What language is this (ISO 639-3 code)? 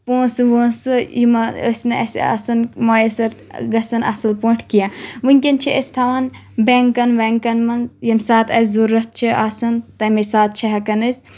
kas